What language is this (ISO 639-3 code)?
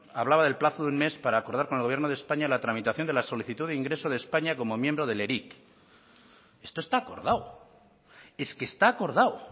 spa